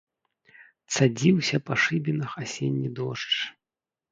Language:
Belarusian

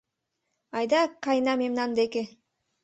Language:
Mari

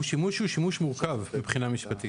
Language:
Hebrew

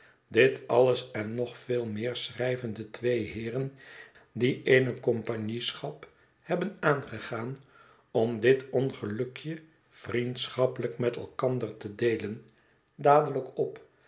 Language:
Dutch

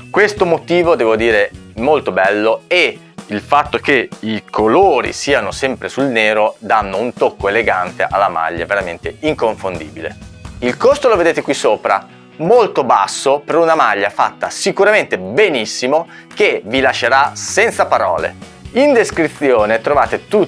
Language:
Italian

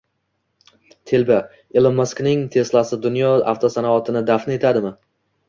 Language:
Uzbek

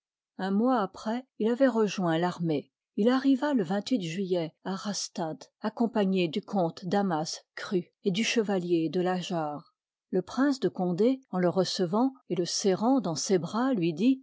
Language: French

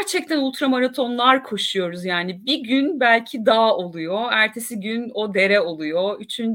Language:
Turkish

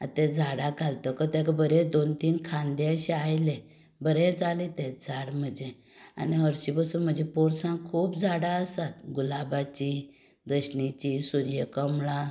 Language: Konkani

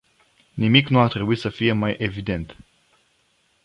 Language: Romanian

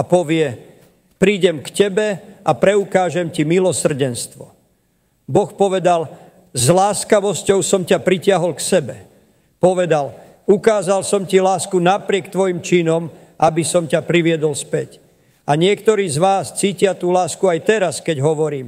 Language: Slovak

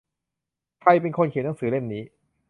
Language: Thai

